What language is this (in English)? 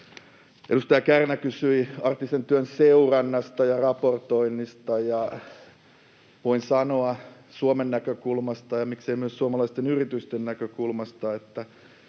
Finnish